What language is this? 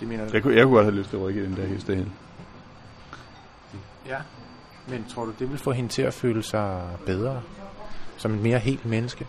Danish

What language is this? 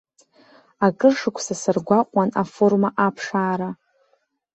Abkhazian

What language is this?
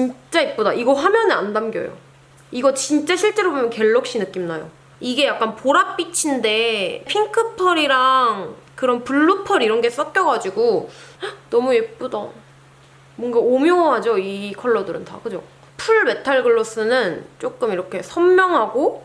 Korean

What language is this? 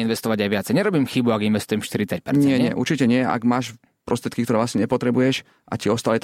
Slovak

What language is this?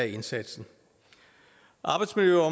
Danish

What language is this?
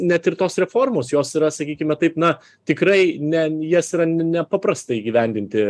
Lithuanian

